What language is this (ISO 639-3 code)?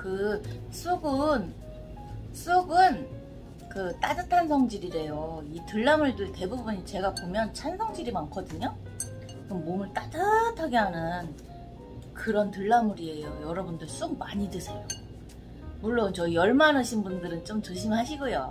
kor